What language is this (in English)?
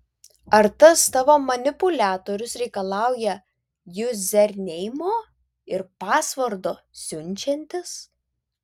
Lithuanian